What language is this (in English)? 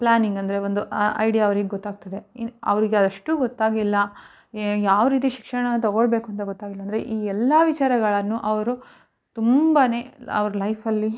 Kannada